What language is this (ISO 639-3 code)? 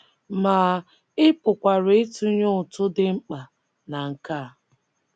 ibo